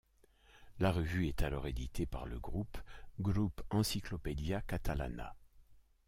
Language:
French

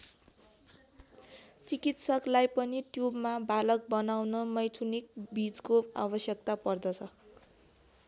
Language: Nepali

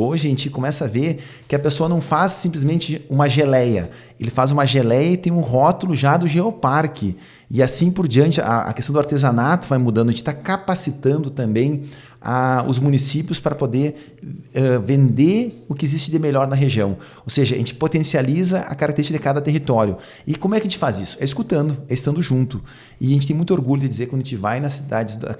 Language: Portuguese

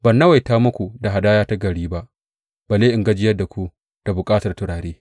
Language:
Hausa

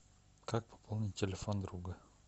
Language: Russian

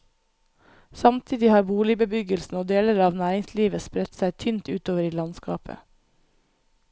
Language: Norwegian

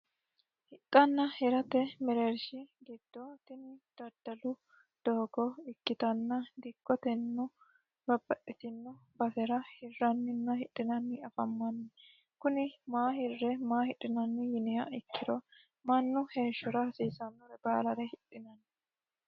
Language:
Sidamo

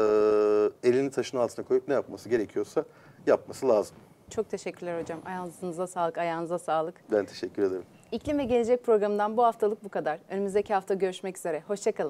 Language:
Turkish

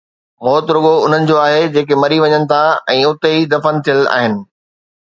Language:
Sindhi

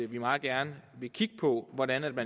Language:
Danish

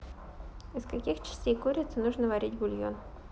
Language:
Russian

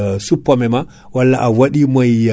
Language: Fula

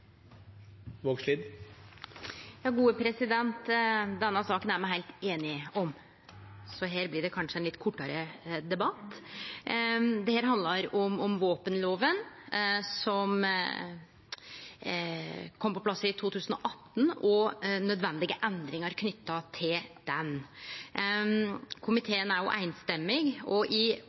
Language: Norwegian Nynorsk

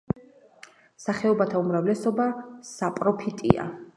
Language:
Georgian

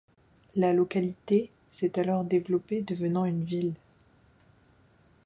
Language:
French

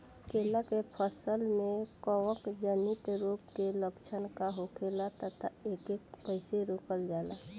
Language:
Bhojpuri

